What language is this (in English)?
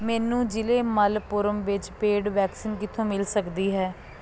Punjabi